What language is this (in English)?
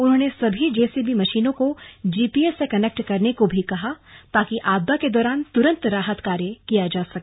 Hindi